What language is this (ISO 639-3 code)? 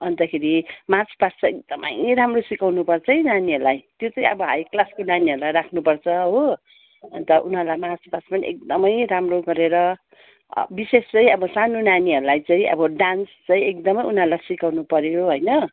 nep